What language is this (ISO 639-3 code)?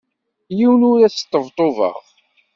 kab